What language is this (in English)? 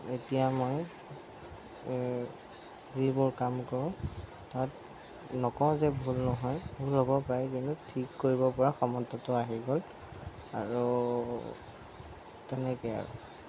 Assamese